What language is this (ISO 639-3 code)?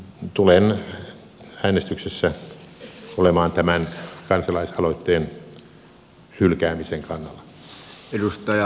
fin